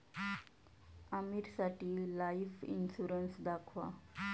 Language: Marathi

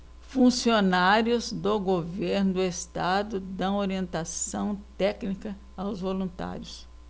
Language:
Portuguese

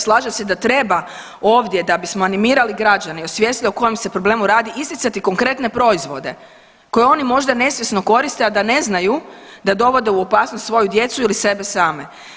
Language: Croatian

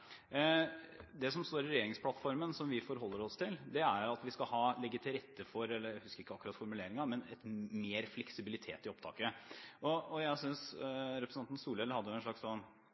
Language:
Norwegian Bokmål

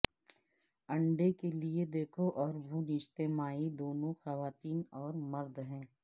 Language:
Urdu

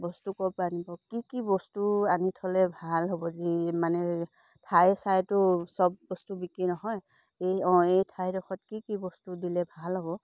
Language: Assamese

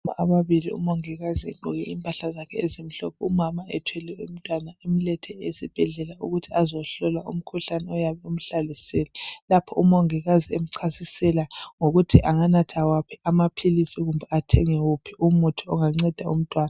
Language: North Ndebele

